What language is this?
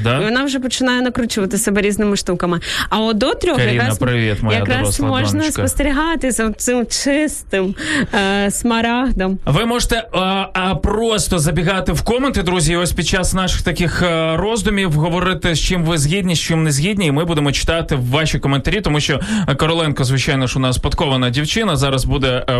Ukrainian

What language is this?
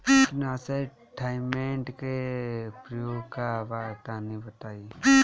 Bhojpuri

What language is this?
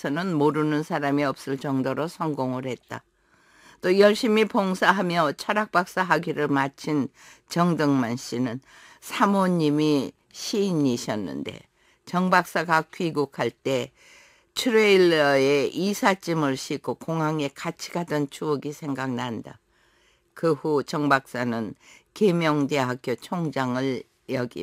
Korean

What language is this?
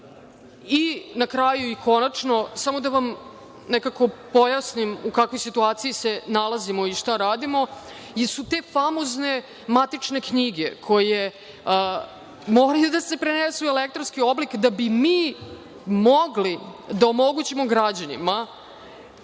Serbian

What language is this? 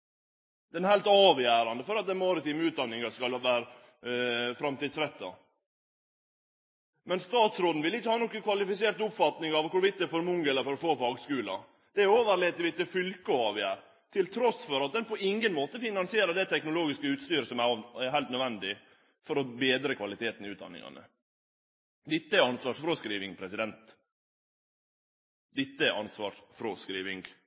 Norwegian Nynorsk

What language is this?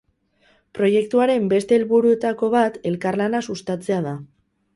Basque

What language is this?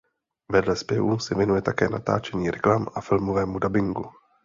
Czech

